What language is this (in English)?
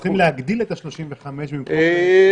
Hebrew